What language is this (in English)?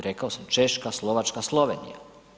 Croatian